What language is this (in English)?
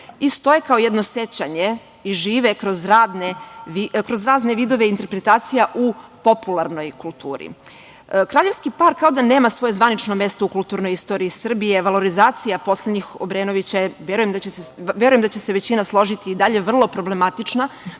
Serbian